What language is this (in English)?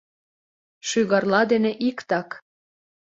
Mari